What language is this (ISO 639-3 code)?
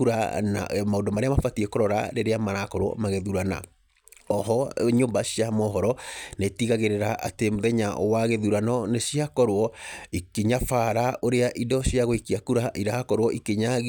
kik